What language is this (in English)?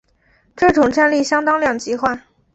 Chinese